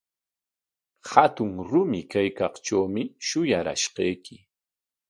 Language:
Corongo Ancash Quechua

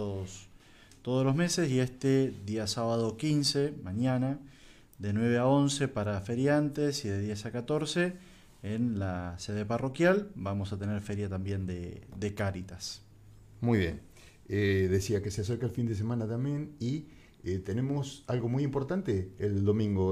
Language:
Spanish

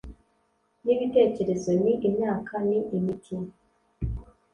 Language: Kinyarwanda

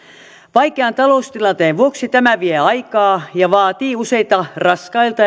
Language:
Finnish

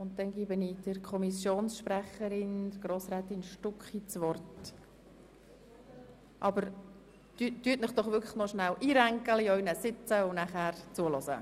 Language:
Swiss German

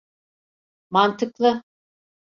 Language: Turkish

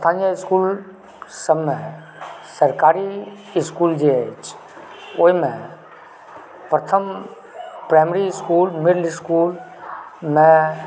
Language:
Maithili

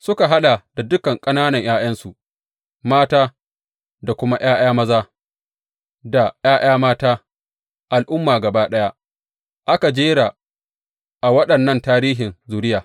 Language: Hausa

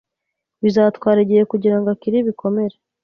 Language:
Kinyarwanda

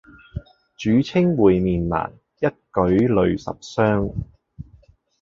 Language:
Cantonese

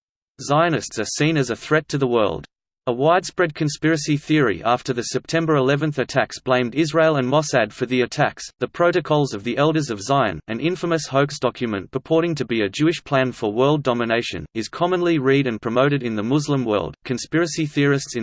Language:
English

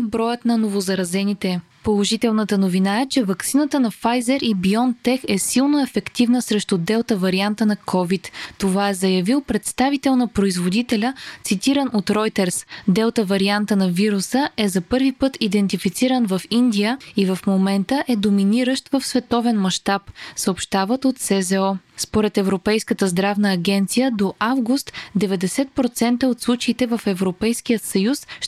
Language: Bulgarian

